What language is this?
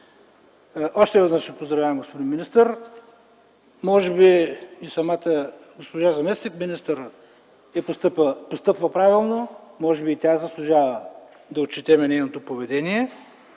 Bulgarian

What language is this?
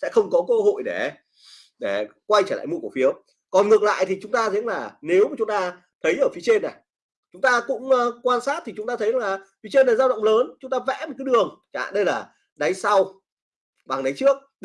Vietnamese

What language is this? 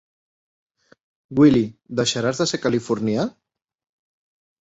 Catalan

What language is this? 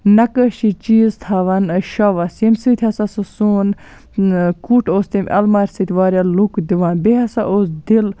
Kashmiri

